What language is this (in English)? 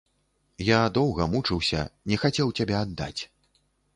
Belarusian